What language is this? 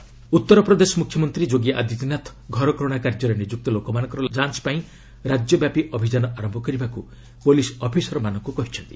Odia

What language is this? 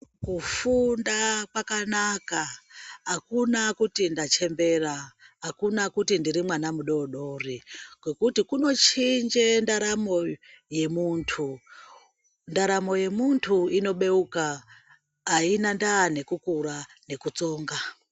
Ndau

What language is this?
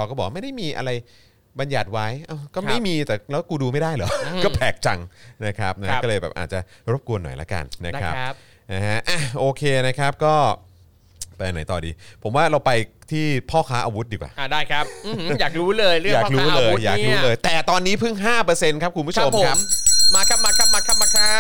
Thai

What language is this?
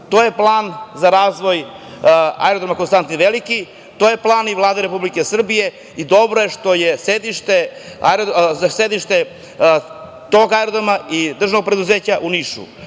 Serbian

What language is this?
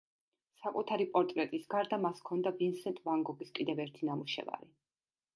Georgian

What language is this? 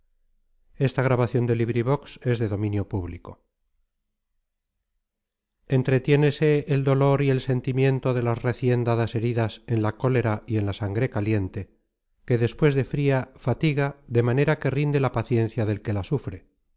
Spanish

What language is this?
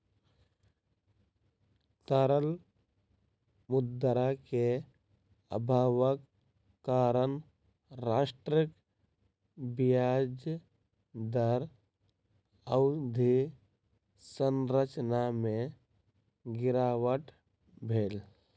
Maithili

